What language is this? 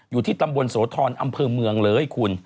Thai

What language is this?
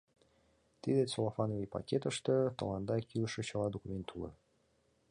Mari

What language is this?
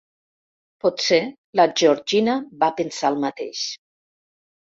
Catalan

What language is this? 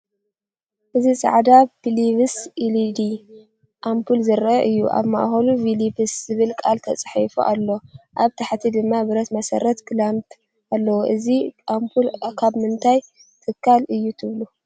Tigrinya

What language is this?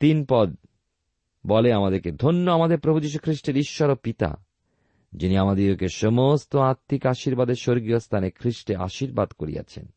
Bangla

